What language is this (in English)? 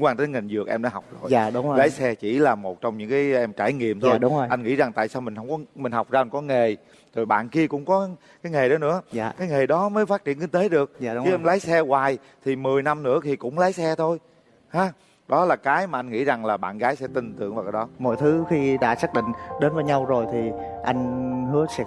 Vietnamese